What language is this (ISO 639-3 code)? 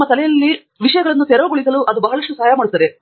kan